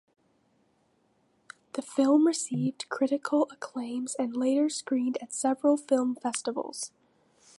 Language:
English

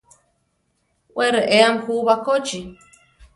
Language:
Central Tarahumara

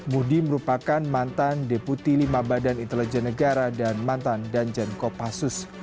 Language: Indonesian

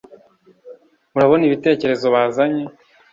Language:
Kinyarwanda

